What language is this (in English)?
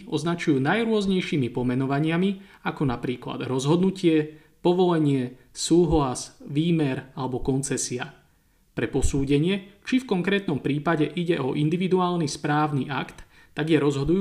Slovak